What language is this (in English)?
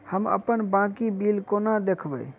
Maithili